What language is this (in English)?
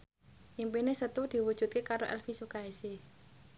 Javanese